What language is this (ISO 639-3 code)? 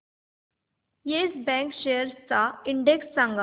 mar